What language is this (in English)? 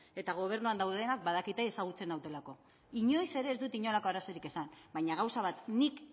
Basque